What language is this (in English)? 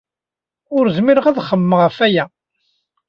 Kabyle